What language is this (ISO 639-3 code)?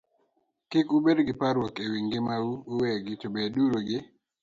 luo